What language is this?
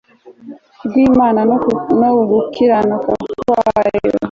Kinyarwanda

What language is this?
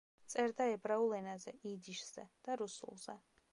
Georgian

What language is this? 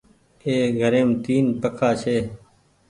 Goaria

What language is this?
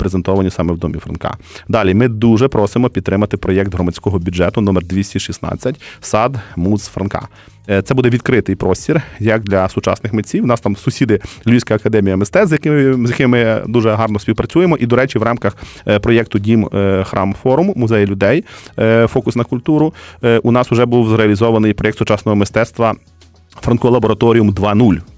Ukrainian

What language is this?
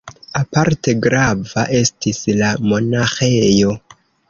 Esperanto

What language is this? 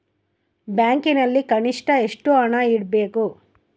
Kannada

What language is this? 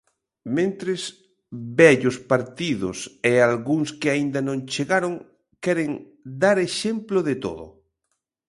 Galician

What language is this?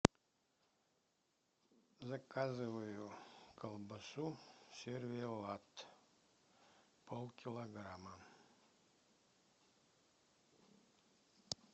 Russian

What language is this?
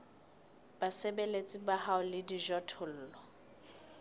Southern Sotho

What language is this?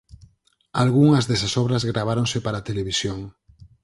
Galician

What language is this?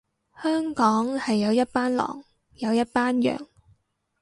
Cantonese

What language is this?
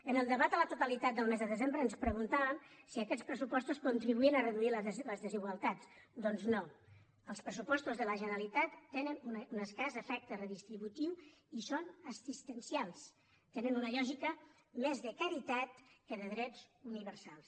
Catalan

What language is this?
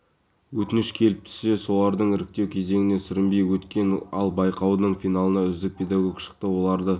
Kazakh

